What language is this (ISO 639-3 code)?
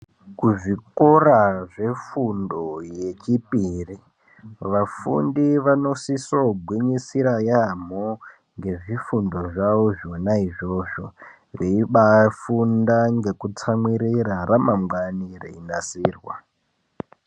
ndc